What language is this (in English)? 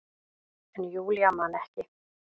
Icelandic